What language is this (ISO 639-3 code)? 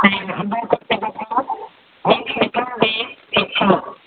mni